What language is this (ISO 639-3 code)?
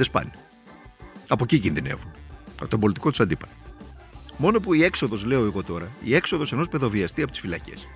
ell